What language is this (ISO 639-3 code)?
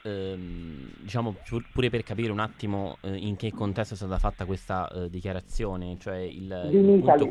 ita